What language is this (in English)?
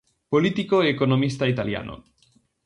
Galician